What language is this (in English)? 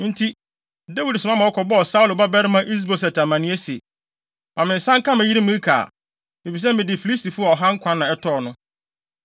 Akan